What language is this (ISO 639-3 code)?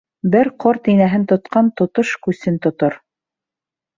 bak